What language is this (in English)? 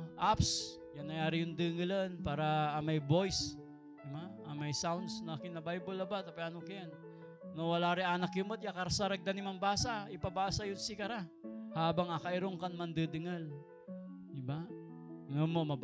Filipino